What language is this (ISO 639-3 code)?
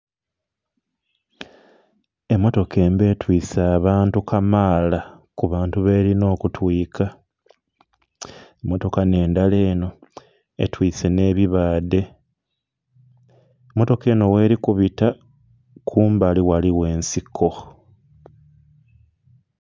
xog